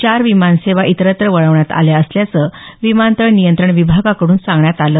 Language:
Marathi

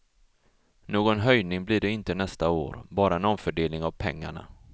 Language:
Swedish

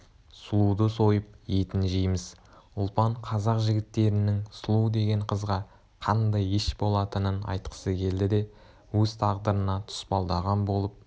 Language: Kazakh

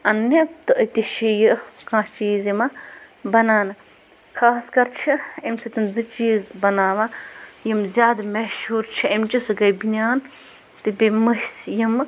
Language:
Kashmiri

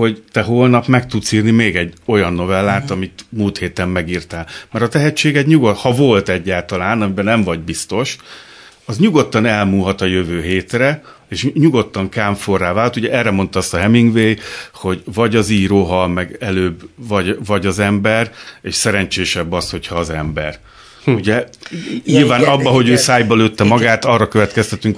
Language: Hungarian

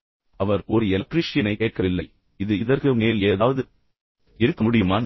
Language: Tamil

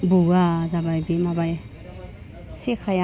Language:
Bodo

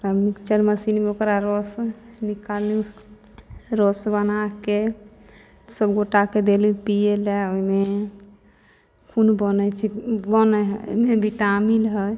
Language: Maithili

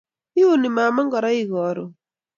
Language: Kalenjin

